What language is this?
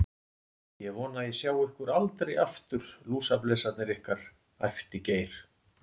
Icelandic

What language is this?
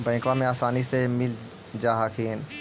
Magahi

